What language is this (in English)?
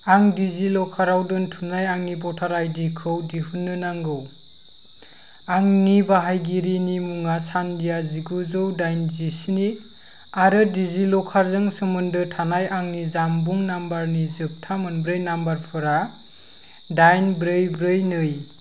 Bodo